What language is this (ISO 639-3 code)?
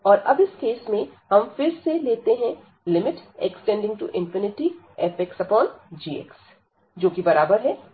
hin